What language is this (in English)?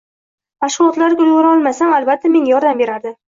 Uzbek